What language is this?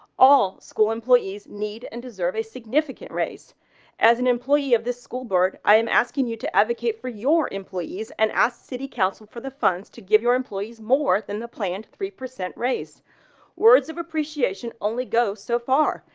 English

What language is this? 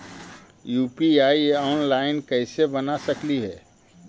Magahi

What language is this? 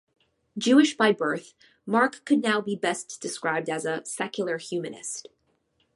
English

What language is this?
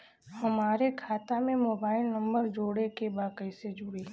Bhojpuri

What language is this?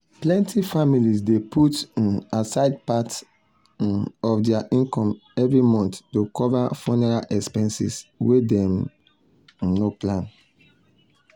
Nigerian Pidgin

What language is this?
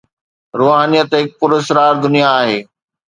Sindhi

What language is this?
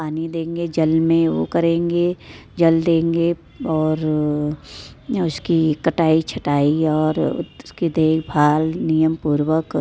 Hindi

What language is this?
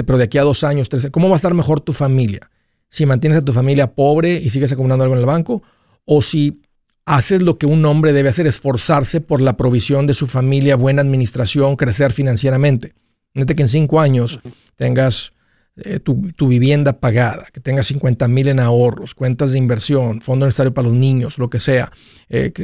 Spanish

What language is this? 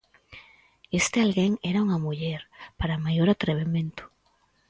Galician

